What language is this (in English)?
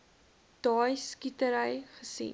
Afrikaans